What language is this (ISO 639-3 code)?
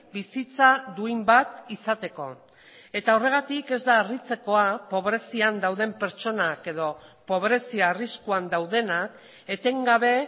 eus